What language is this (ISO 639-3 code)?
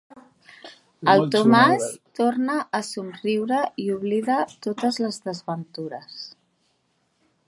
cat